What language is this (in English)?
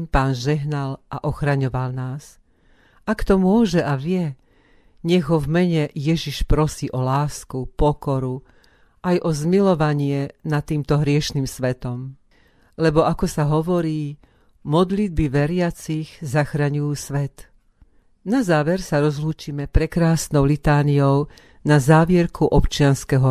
Slovak